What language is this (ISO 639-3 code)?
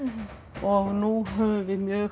isl